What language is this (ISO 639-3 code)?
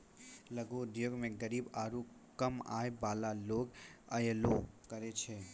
mai